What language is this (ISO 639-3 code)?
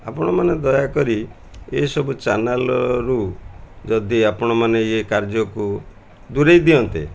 ori